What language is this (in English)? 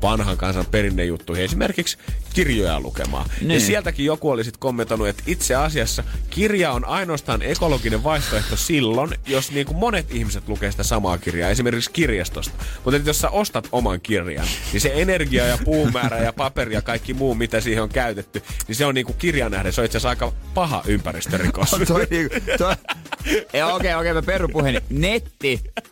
Finnish